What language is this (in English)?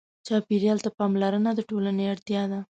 Pashto